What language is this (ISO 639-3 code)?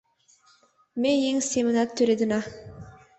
chm